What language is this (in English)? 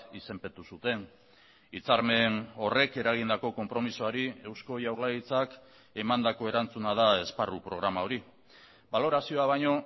Basque